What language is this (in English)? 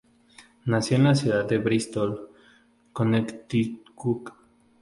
Spanish